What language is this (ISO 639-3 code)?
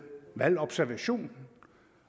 dan